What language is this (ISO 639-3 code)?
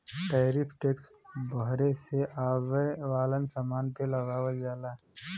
bho